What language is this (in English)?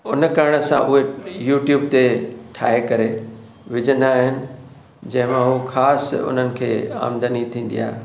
Sindhi